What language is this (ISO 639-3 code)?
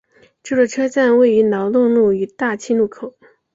zho